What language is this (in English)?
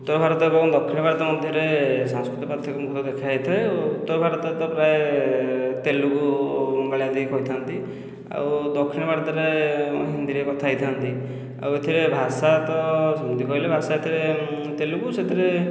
Odia